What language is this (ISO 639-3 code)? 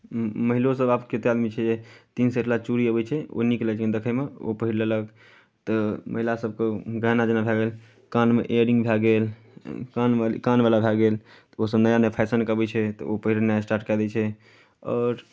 mai